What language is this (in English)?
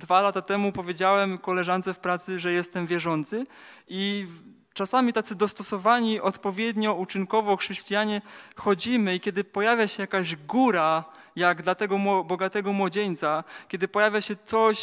Polish